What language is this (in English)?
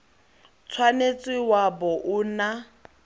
Tswana